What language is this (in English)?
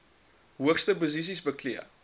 Afrikaans